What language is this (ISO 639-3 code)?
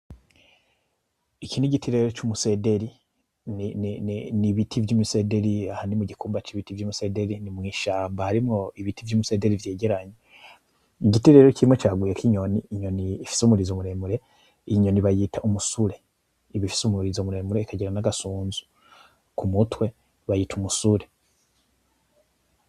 run